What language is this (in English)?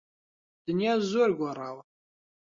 Central Kurdish